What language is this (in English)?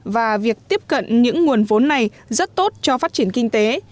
Vietnamese